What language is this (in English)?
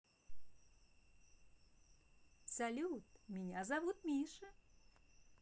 Russian